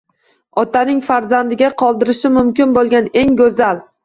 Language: Uzbek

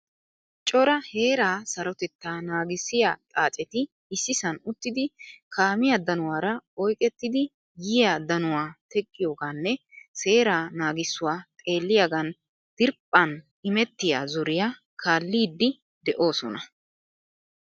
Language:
Wolaytta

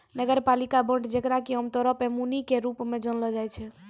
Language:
Maithili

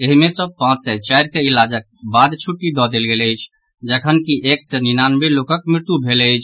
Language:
Maithili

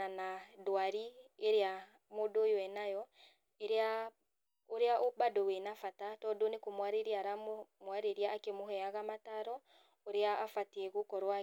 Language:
Kikuyu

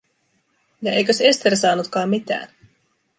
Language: Finnish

